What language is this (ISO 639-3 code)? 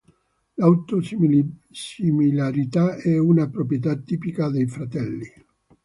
ita